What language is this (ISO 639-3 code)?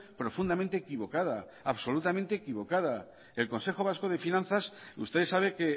spa